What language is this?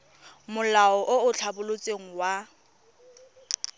Tswana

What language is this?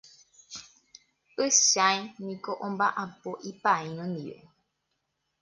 Guarani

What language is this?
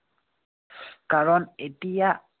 Assamese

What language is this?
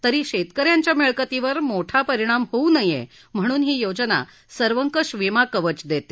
Marathi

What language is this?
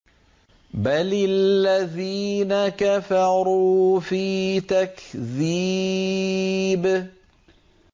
Arabic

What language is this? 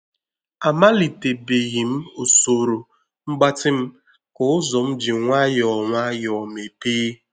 Igbo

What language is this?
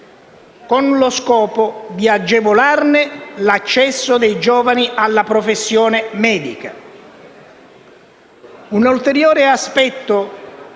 Italian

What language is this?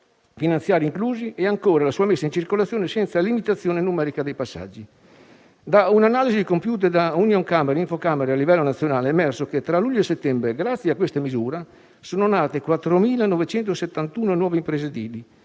Italian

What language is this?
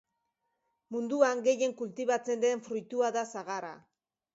Basque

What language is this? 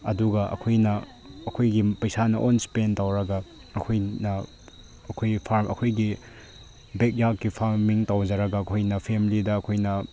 Manipuri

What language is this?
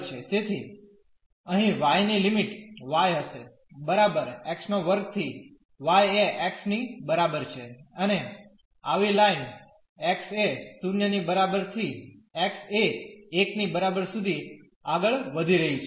Gujarati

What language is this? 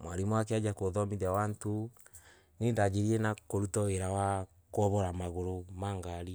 Embu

